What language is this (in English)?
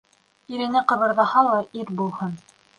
Bashkir